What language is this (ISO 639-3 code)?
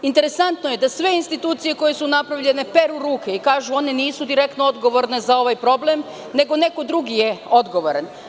srp